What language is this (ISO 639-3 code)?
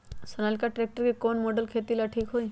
mag